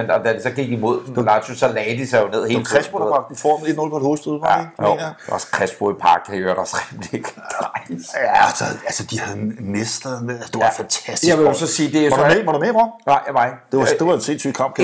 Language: Danish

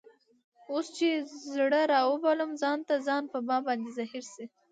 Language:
Pashto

